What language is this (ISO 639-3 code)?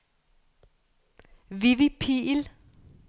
dan